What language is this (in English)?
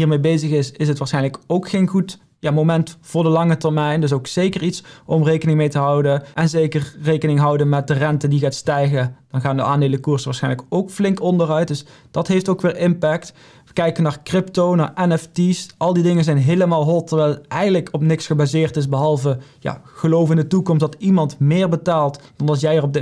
Dutch